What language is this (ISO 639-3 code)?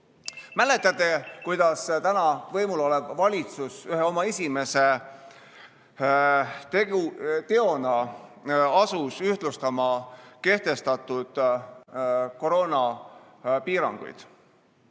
est